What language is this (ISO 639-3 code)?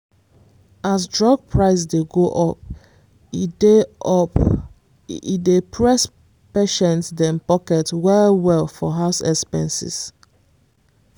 pcm